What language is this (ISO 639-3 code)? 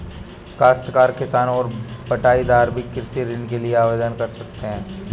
hin